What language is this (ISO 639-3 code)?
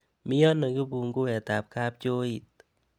kln